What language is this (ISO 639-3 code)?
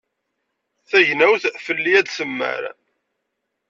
kab